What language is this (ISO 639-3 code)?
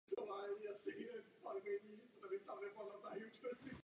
ces